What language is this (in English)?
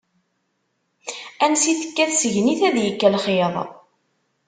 Kabyle